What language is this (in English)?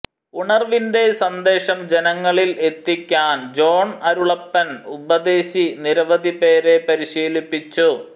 Malayalam